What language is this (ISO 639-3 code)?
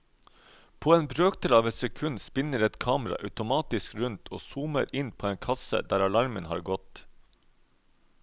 nor